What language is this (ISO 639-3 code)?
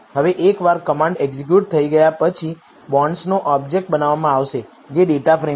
guj